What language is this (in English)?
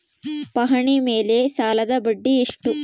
Kannada